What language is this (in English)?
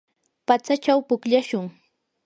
Yanahuanca Pasco Quechua